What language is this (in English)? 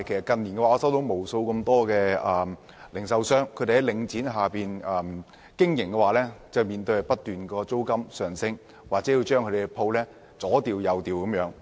Cantonese